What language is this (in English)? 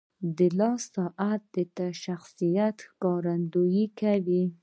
Pashto